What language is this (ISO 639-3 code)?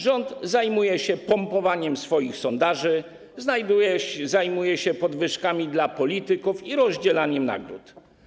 pol